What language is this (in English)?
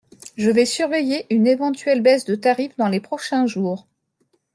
French